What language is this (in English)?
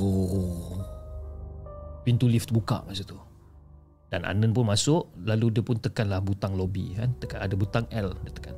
Malay